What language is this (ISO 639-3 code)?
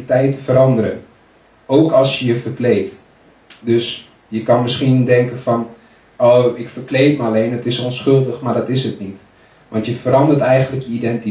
nld